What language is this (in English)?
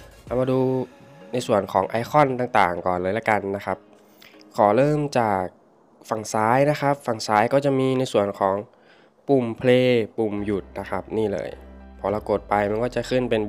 Thai